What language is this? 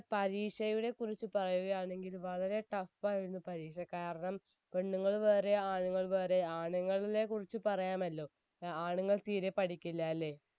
Malayalam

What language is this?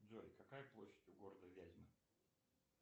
Russian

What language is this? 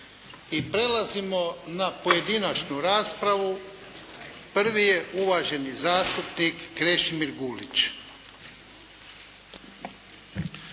Croatian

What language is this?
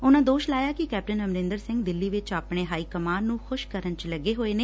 Punjabi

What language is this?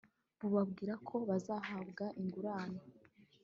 Kinyarwanda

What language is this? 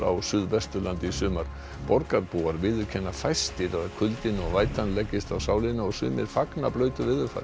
Icelandic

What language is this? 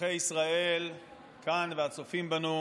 Hebrew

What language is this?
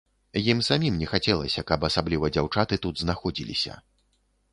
Belarusian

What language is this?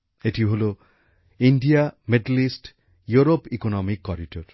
Bangla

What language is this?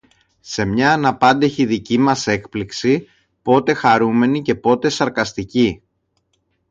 Greek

